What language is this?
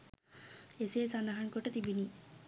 Sinhala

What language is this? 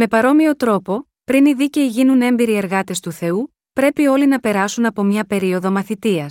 Greek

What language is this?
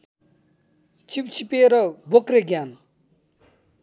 Nepali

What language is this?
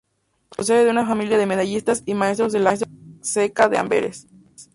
Spanish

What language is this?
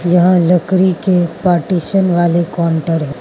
Hindi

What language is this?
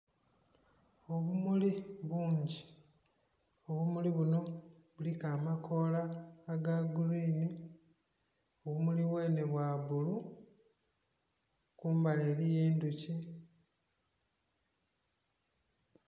Soga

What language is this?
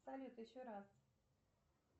Russian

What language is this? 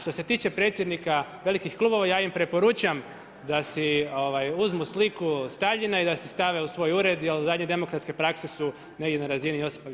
Croatian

